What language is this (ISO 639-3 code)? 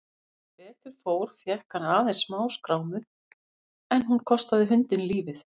isl